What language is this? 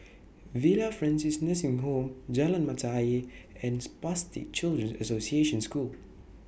English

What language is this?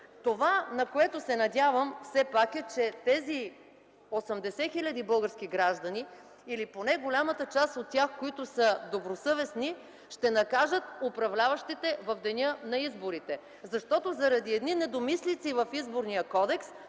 Bulgarian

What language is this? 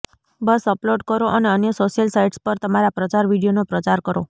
Gujarati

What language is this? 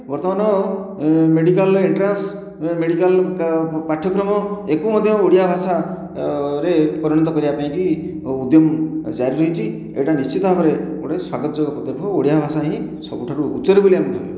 Odia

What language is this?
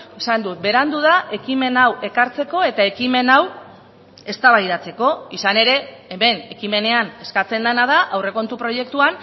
Basque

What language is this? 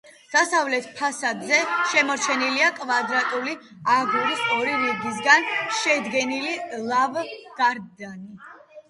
Georgian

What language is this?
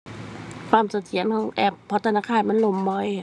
Thai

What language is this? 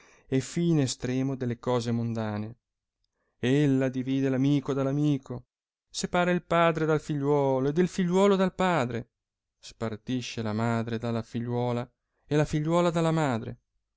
Italian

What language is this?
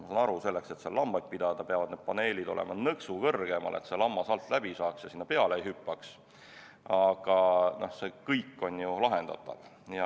Estonian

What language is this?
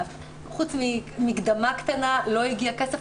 Hebrew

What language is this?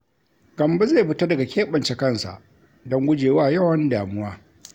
Hausa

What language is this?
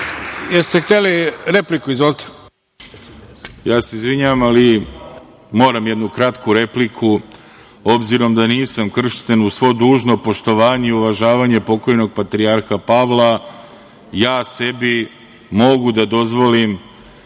Serbian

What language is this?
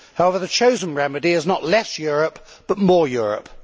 English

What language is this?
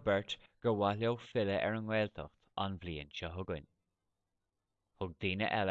Irish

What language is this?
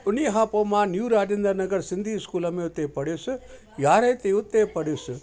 Sindhi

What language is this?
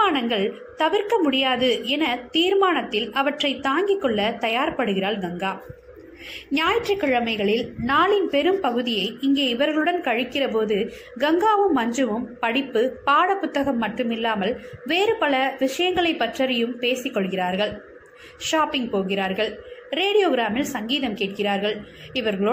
Tamil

